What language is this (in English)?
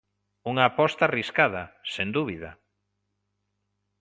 Galician